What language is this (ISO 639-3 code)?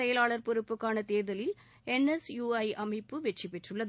tam